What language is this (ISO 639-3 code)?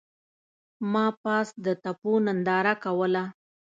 pus